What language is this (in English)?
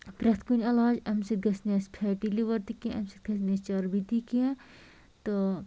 Kashmiri